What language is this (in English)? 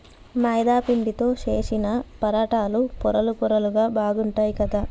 Telugu